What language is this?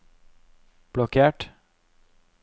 Norwegian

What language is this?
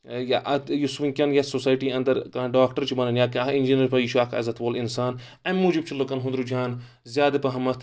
Kashmiri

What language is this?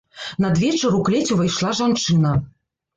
Belarusian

